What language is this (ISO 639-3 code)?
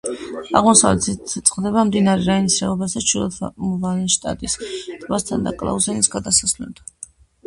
kat